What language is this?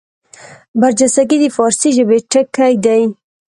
Pashto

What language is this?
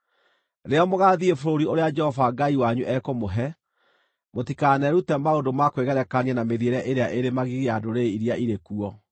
Kikuyu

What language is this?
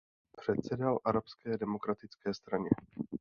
Czech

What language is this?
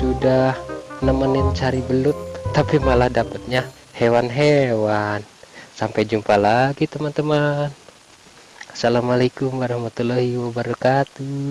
Indonesian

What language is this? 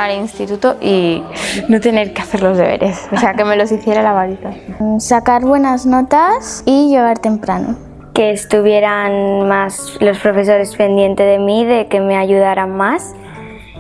Spanish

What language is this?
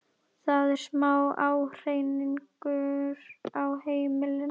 Icelandic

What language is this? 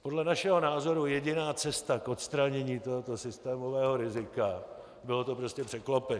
Czech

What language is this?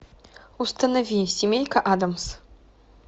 Russian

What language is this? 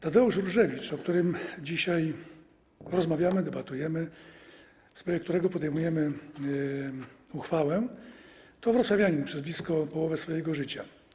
Polish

